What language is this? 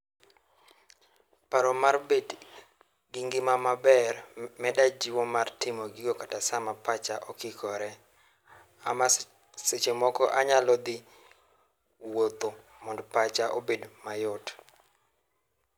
Luo (Kenya and Tanzania)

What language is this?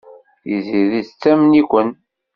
Kabyle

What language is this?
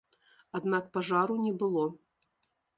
Belarusian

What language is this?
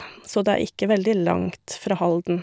Norwegian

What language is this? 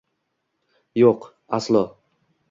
Uzbek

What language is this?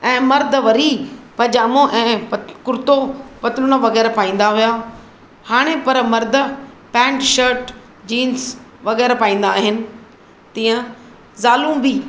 Sindhi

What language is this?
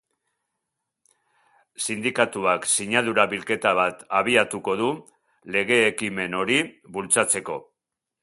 Basque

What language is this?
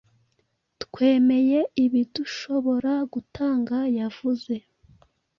Kinyarwanda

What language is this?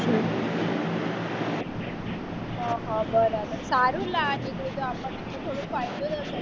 Gujarati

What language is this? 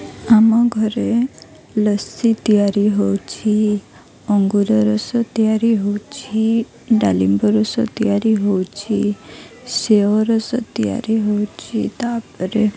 Odia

